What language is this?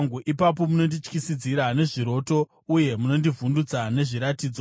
Shona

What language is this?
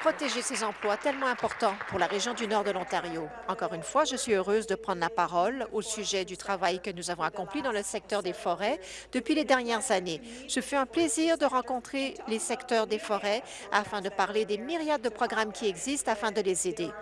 French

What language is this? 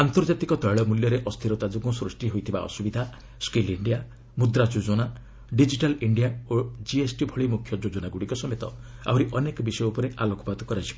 Odia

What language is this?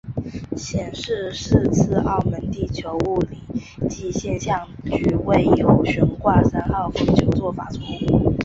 Chinese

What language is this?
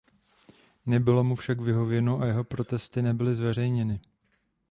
Czech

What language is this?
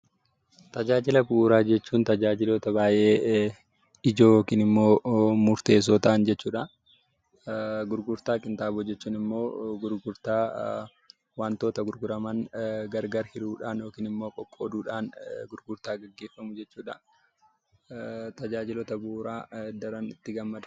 Oromo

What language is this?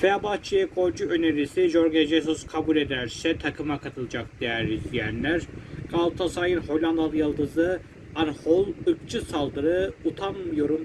Turkish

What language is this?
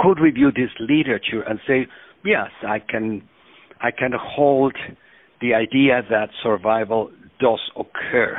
Swedish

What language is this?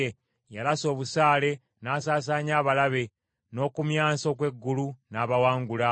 Ganda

